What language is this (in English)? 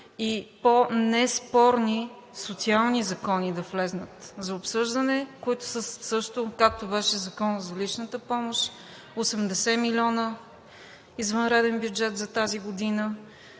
Bulgarian